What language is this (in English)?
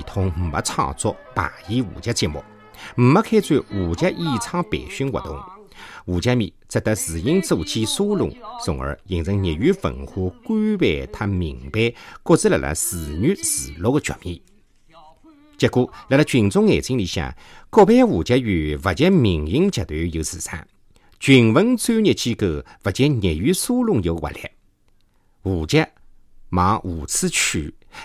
Chinese